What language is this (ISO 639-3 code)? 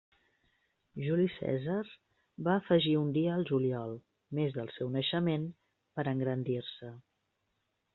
cat